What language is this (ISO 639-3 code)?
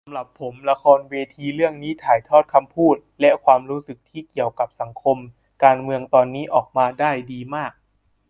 tha